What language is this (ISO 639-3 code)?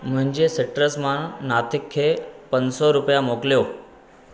snd